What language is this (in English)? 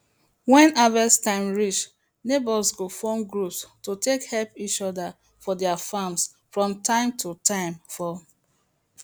Nigerian Pidgin